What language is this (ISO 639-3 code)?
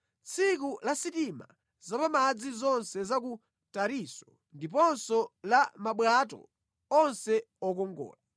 nya